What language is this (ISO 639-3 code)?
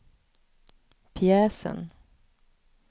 swe